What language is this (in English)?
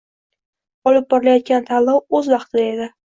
Uzbek